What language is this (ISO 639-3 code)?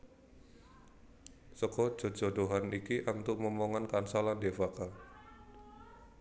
jav